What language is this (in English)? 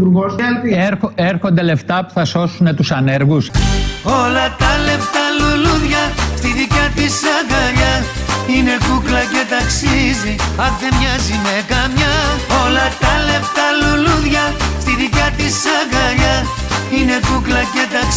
Greek